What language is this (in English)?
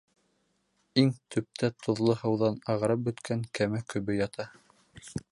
Bashkir